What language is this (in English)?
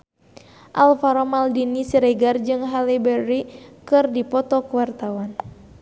Sundanese